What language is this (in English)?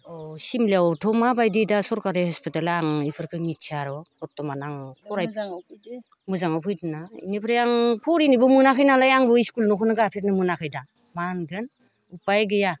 Bodo